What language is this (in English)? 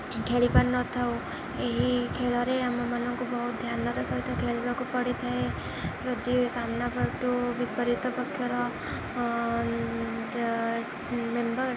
Odia